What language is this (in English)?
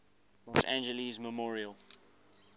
English